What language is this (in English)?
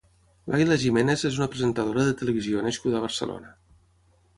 Catalan